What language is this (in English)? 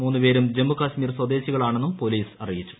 Malayalam